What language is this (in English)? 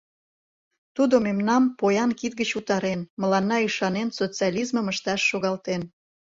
Mari